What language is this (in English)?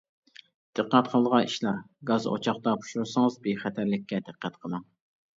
Uyghur